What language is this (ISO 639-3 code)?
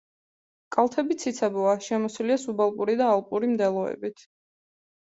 kat